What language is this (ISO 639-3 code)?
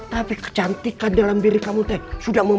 ind